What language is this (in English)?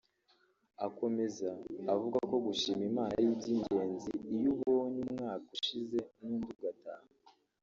Kinyarwanda